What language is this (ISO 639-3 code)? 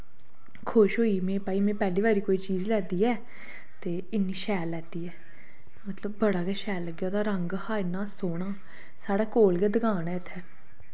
doi